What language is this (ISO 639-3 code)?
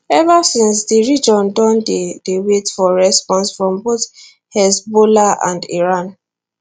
pcm